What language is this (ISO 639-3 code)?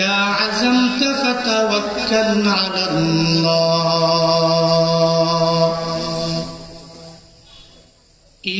ben